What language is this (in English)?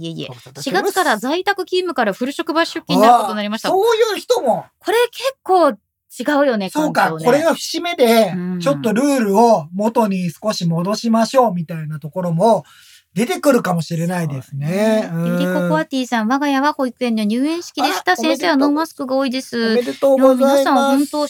Japanese